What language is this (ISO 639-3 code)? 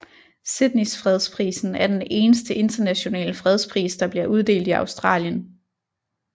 dan